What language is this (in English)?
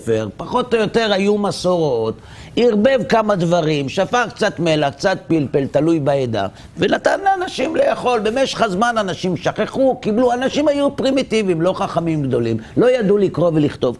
Hebrew